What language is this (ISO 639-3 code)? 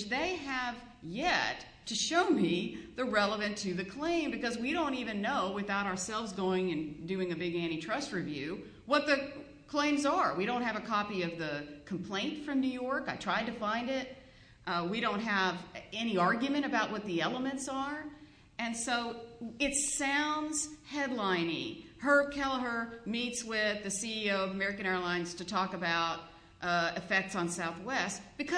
eng